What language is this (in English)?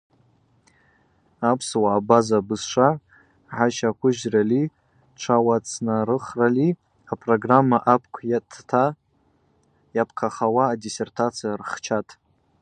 Abaza